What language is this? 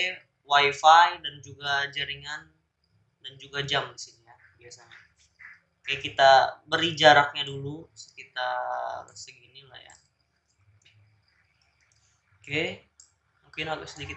Indonesian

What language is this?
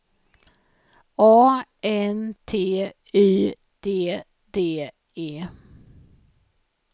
Swedish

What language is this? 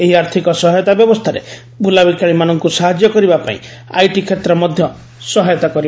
Odia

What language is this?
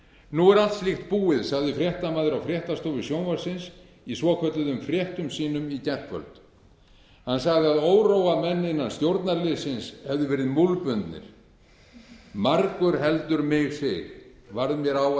Icelandic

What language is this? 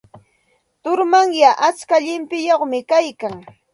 Santa Ana de Tusi Pasco Quechua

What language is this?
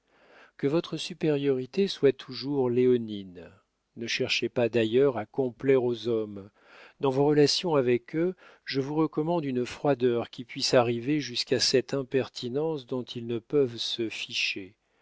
French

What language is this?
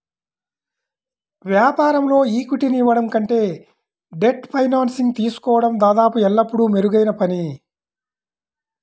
Telugu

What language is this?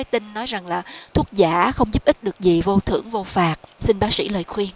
Vietnamese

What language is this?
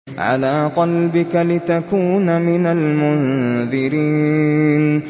Arabic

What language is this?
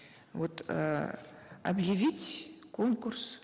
Kazakh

